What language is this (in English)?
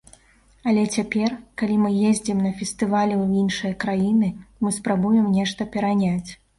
Belarusian